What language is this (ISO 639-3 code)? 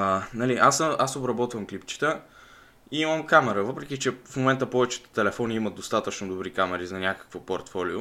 bul